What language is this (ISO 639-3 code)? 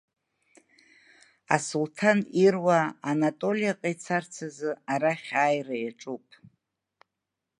abk